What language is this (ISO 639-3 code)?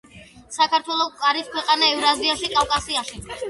kat